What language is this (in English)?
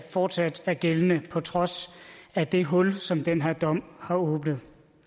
Danish